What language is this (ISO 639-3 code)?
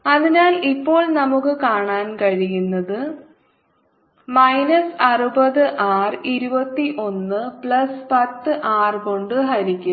mal